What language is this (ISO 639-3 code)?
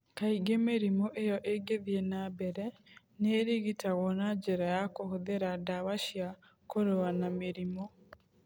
kik